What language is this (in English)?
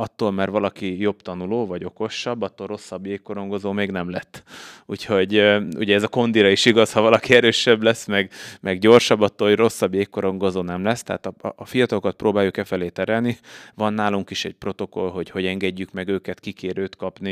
Hungarian